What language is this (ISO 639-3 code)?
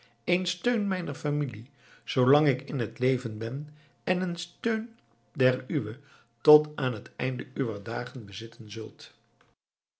nld